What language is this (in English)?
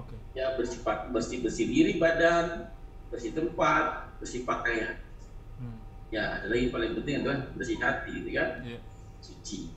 Indonesian